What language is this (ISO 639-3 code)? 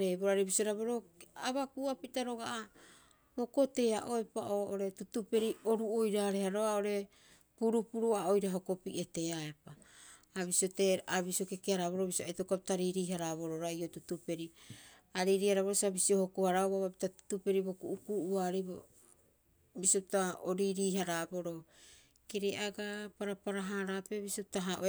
kyx